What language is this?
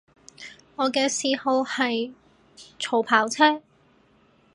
Cantonese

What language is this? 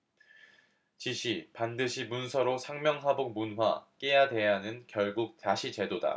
Korean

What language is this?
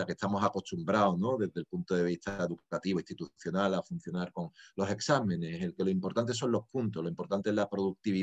Spanish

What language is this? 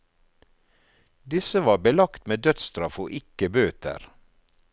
Norwegian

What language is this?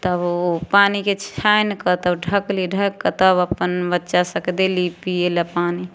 Maithili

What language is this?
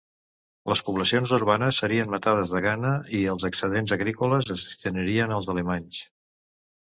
Catalan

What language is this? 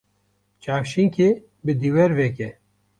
Kurdish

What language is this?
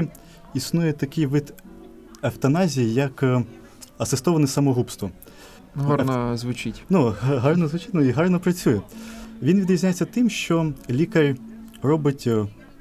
Ukrainian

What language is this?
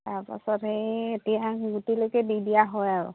Assamese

